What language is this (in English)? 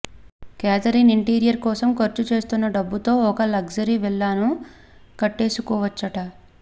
Telugu